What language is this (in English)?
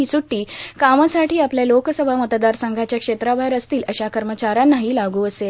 Marathi